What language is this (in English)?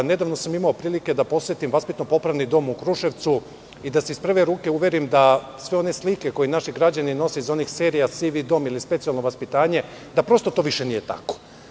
Serbian